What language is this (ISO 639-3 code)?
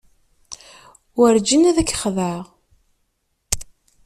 kab